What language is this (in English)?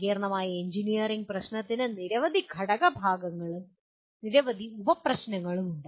Malayalam